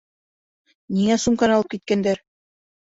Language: Bashkir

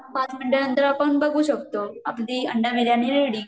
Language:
Marathi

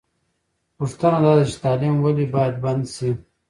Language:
Pashto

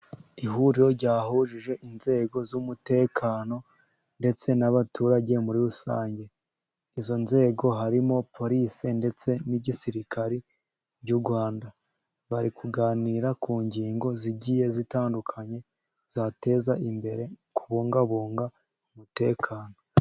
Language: Kinyarwanda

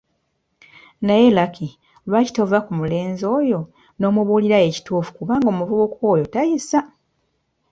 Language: Ganda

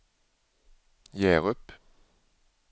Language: Swedish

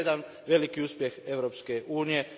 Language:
Croatian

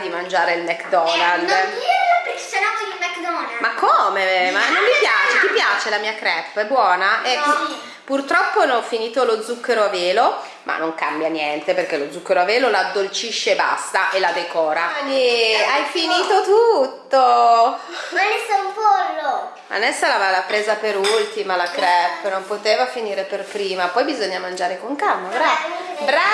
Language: Italian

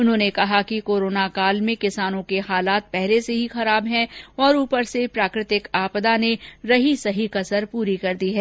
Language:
Hindi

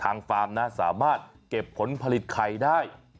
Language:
Thai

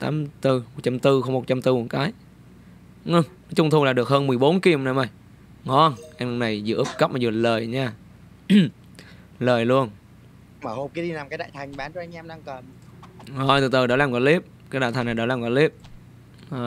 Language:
Vietnamese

